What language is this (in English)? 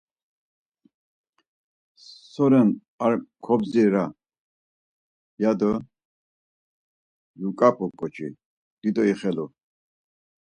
Laz